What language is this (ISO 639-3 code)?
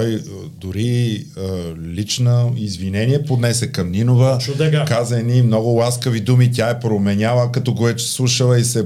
bul